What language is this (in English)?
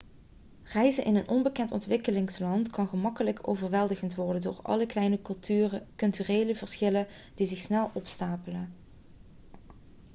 Dutch